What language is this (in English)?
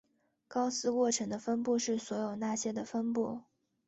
Chinese